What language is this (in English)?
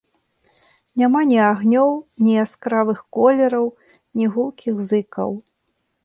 Belarusian